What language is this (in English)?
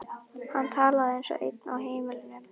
Icelandic